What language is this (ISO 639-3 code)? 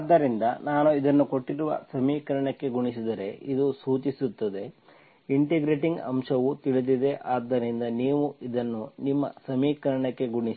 kan